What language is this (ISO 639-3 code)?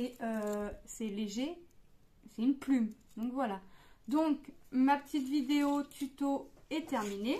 fra